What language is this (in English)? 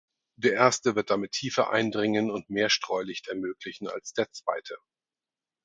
German